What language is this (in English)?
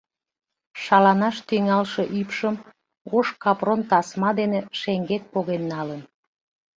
Mari